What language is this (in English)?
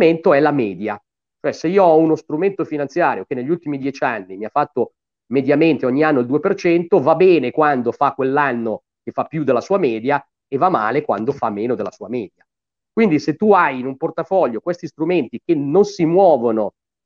Italian